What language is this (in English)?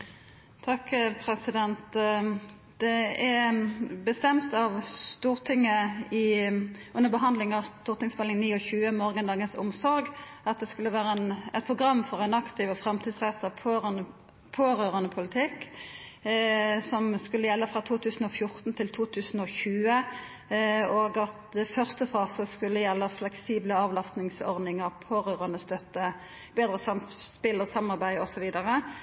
Norwegian